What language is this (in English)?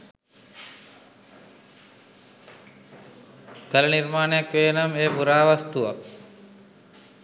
Sinhala